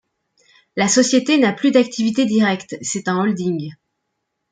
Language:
French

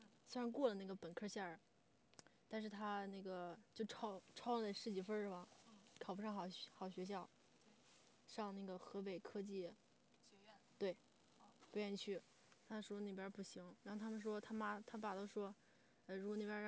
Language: Chinese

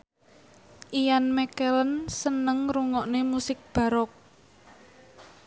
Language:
Javanese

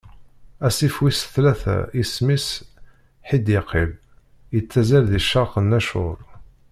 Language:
Kabyle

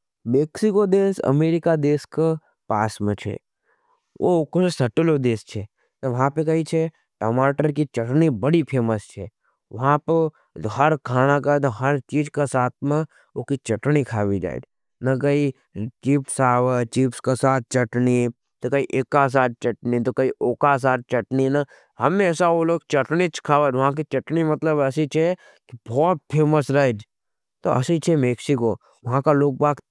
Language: Nimadi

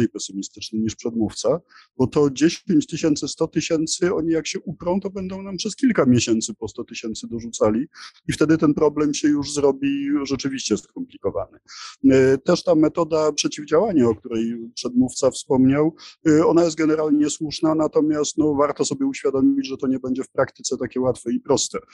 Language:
Polish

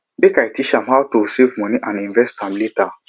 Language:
Nigerian Pidgin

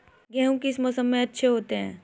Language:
Hindi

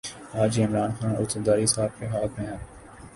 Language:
Urdu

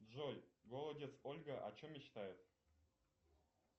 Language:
Russian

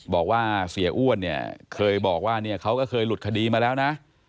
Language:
Thai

